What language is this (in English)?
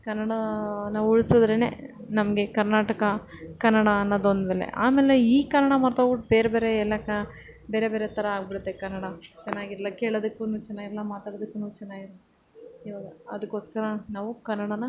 Kannada